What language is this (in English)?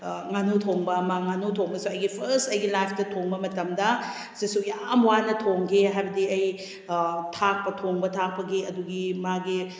Manipuri